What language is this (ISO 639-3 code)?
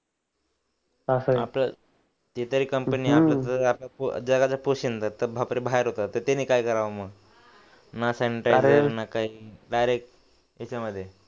mar